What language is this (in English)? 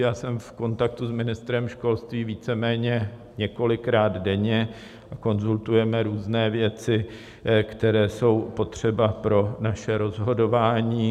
Czech